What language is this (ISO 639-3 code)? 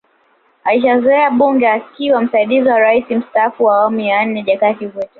swa